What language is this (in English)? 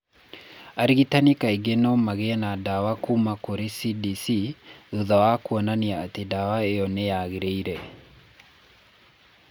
Kikuyu